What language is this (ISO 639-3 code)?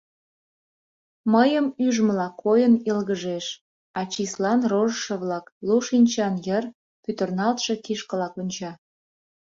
chm